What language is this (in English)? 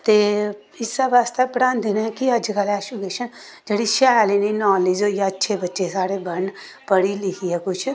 Dogri